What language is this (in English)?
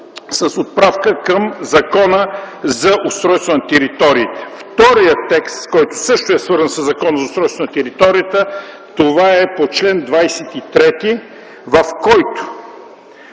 Bulgarian